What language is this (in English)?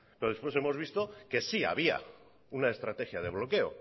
Spanish